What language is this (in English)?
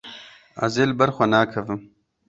Kurdish